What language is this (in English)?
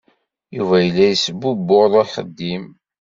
Kabyle